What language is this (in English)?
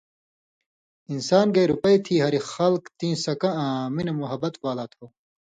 Indus Kohistani